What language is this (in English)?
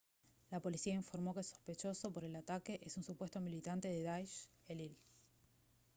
Spanish